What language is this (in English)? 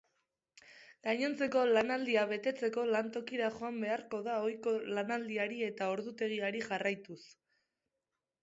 Basque